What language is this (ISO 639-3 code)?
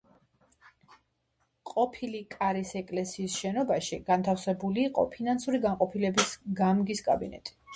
kat